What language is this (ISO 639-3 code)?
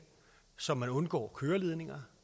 dan